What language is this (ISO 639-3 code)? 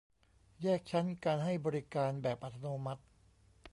tha